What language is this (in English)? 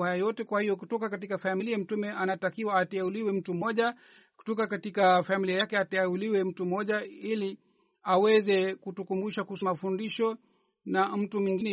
Swahili